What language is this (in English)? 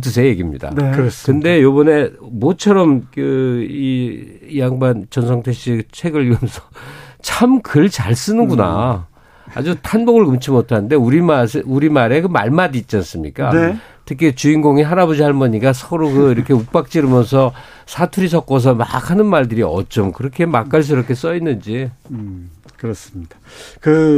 Korean